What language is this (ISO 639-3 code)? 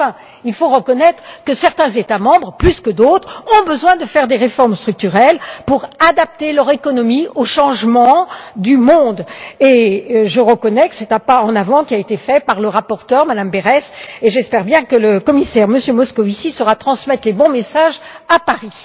fra